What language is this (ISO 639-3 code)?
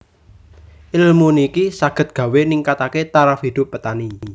jav